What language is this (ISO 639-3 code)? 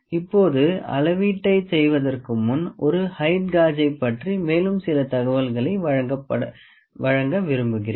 tam